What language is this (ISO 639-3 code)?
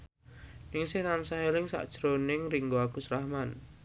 jav